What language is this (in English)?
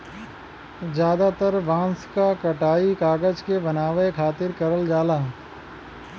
Bhojpuri